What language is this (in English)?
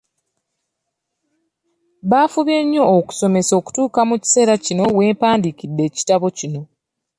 Ganda